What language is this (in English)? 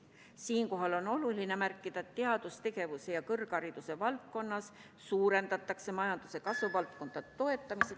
Estonian